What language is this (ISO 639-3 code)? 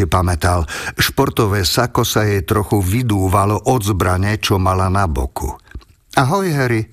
slk